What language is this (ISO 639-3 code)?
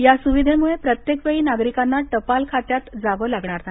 mar